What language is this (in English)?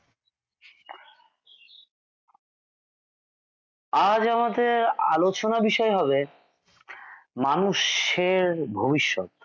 Bangla